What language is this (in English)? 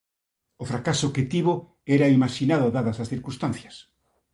Galician